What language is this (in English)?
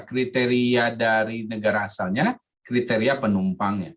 Indonesian